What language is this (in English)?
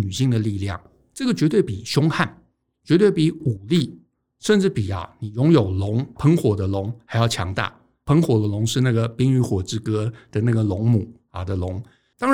Chinese